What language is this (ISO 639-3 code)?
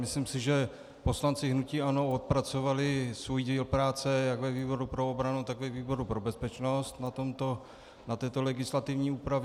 ces